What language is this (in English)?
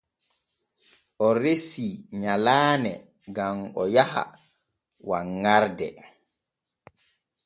Borgu Fulfulde